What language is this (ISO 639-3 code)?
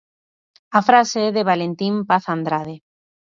glg